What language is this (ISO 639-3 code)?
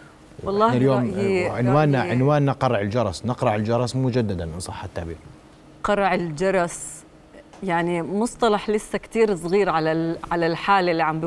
ara